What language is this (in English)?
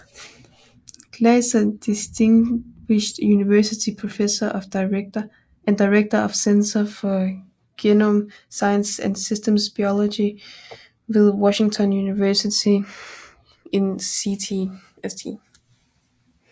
Danish